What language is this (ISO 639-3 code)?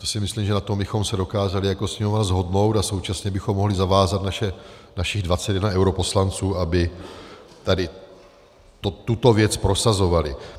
ces